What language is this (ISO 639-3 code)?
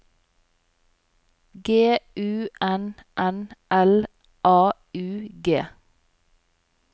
nor